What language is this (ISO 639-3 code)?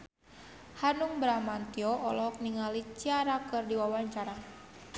sun